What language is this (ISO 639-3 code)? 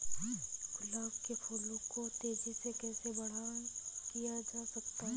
hin